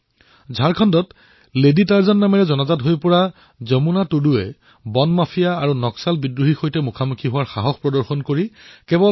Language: Assamese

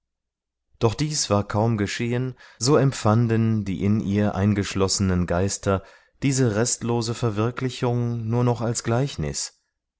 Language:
German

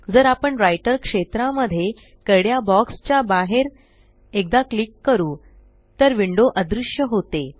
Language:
Marathi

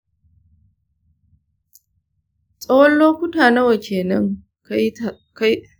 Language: Hausa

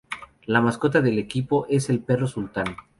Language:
Spanish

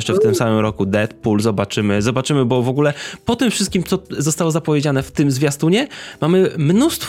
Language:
Polish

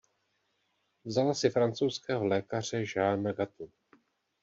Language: Czech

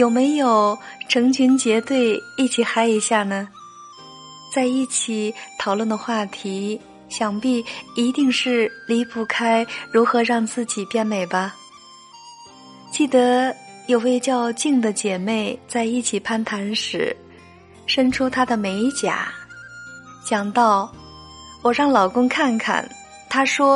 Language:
Chinese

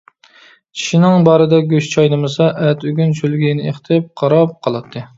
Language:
Uyghur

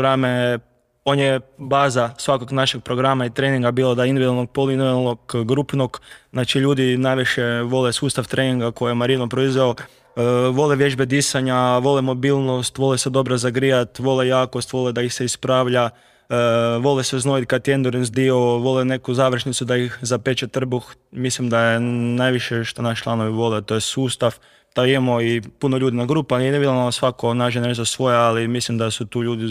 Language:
Croatian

